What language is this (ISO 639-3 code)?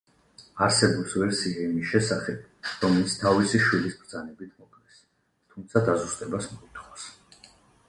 kat